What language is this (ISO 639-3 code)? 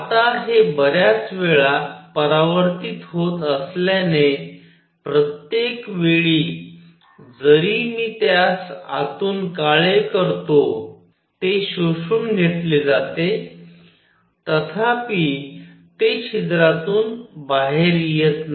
mar